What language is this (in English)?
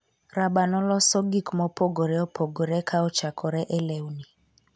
Luo (Kenya and Tanzania)